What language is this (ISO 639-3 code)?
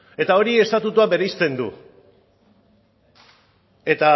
eus